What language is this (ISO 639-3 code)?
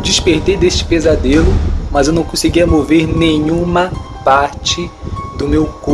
por